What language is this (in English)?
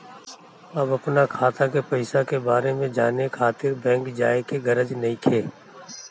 Bhojpuri